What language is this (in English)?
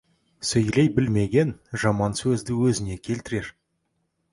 Kazakh